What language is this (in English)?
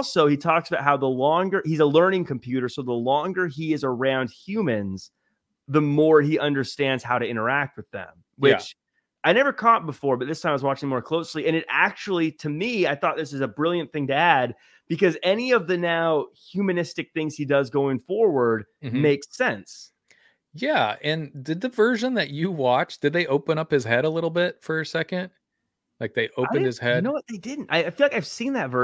English